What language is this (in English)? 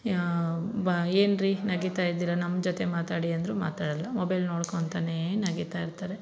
Kannada